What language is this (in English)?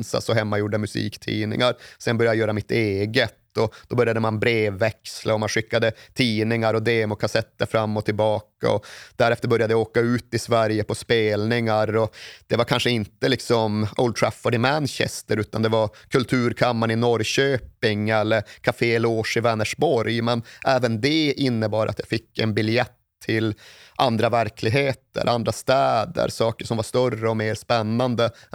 Swedish